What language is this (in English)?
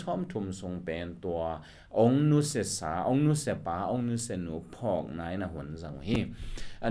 Thai